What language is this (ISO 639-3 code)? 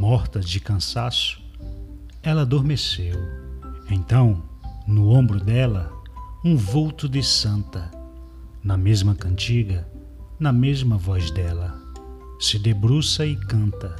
por